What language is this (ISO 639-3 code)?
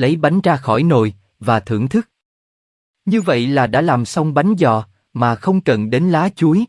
vie